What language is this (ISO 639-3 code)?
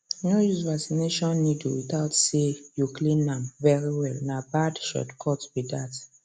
pcm